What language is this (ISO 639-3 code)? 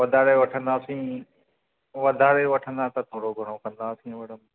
snd